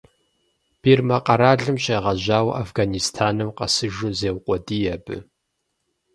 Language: Kabardian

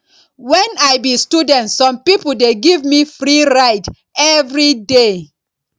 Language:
Nigerian Pidgin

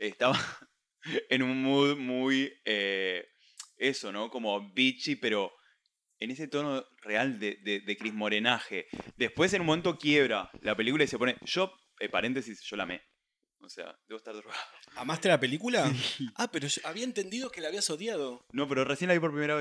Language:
Spanish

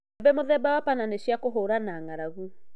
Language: Kikuyu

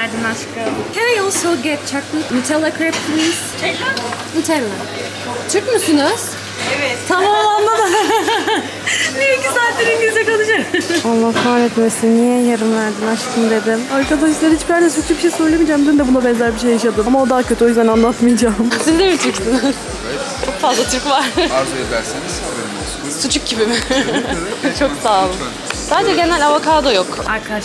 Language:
Turkish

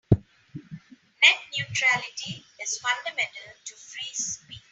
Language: English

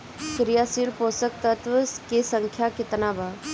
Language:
Bhojpuri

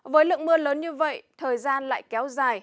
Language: Vietnamese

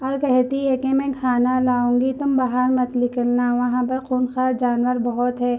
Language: Urdu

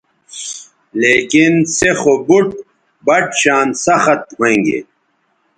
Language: Bateri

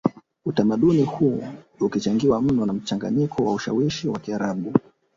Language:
Swahili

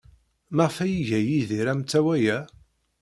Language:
Kabyle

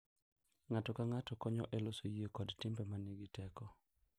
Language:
Luo (Kenya and Tanzania)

